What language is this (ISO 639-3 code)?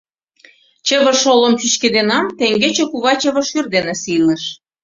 chm